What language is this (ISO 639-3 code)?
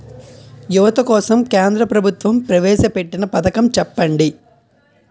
tel